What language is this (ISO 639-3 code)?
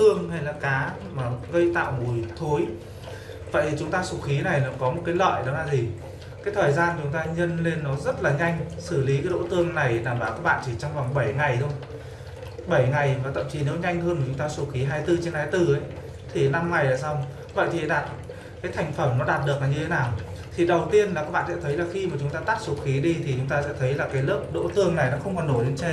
vie